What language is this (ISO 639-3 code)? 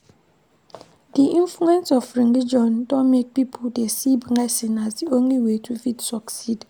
pcm